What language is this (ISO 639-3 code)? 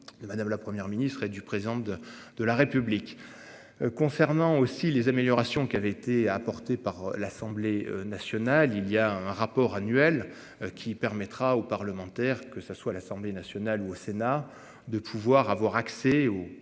fra